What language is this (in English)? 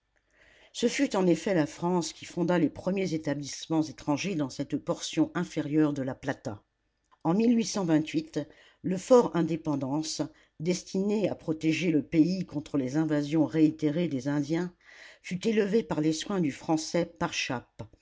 French